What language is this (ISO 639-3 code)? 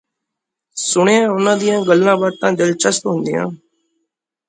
pan